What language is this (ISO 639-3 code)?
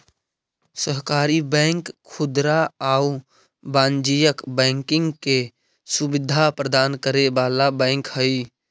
mag